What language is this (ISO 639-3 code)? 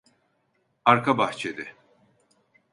tur